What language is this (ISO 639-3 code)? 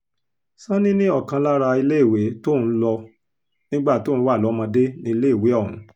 yor